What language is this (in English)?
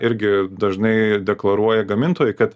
Lithuanian